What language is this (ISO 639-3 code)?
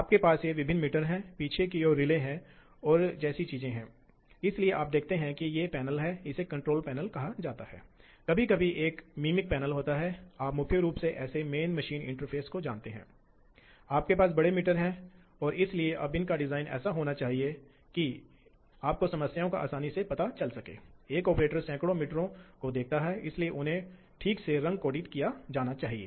hin